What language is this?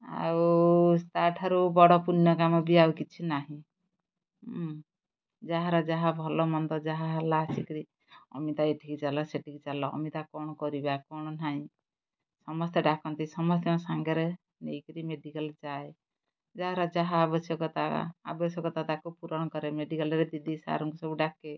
Odia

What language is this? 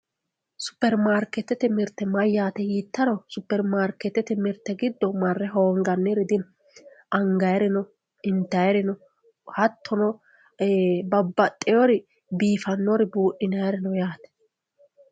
Sidamo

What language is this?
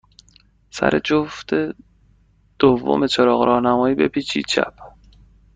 Persian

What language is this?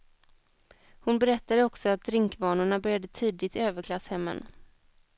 Swedish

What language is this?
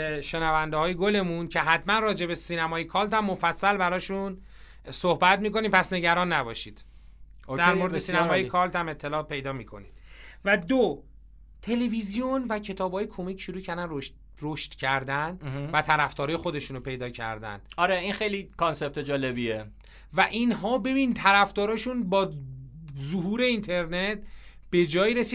Persian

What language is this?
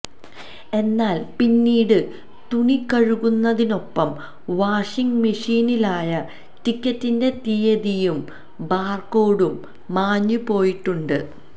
Malayalam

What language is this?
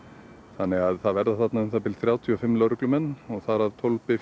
Icelandic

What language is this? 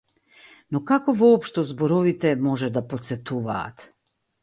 Macedonian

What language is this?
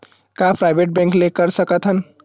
Chhattisgarhi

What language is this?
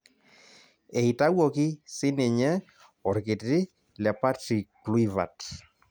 Masai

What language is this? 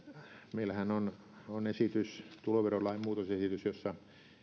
Finnish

